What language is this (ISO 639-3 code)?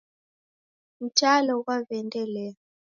dav